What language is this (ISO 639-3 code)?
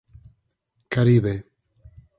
glg